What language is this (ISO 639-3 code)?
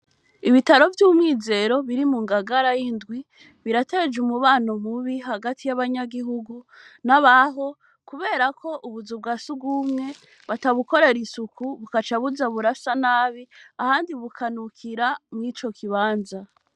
run